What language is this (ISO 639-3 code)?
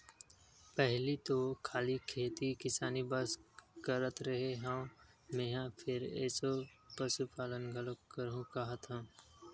hne